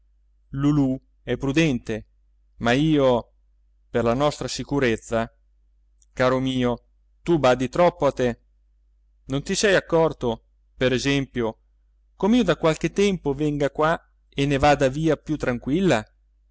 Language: Italian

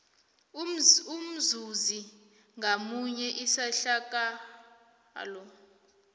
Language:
South Ndebele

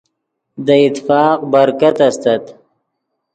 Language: Yidgha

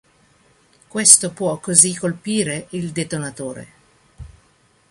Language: Italian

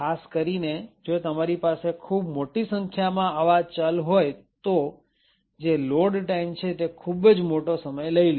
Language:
Gujarati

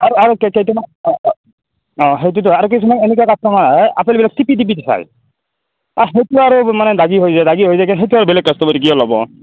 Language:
Assamese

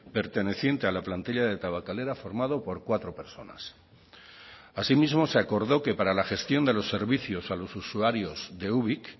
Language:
Spanish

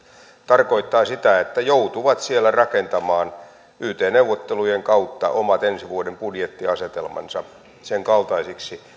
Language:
Finnish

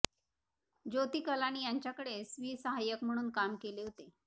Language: Marathi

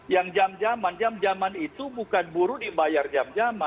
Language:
Indonesian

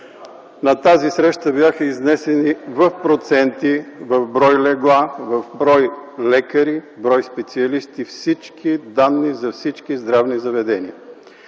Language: Bulgarian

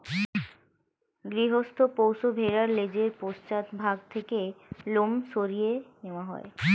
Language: Bangla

